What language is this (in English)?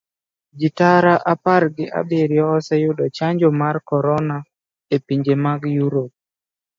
Luo (Kenya and Tanzania)